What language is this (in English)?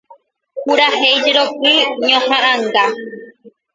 Guarani